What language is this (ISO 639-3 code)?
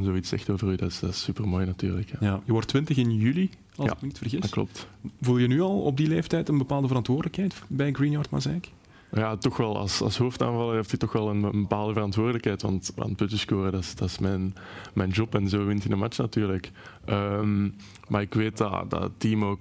nld